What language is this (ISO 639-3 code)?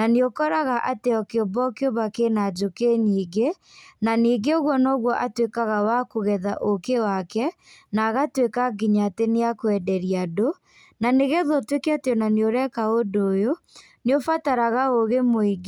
kik